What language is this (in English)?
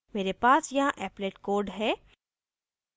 Hindi